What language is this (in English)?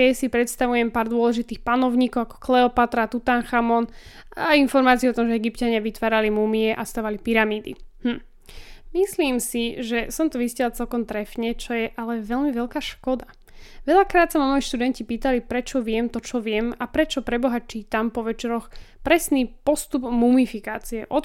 Slovak